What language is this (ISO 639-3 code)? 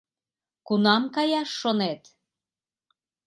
chm